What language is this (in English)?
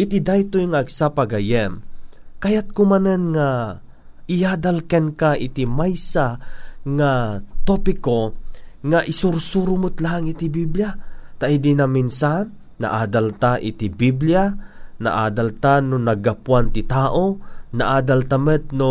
Filipino